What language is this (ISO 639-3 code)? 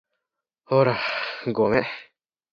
jpn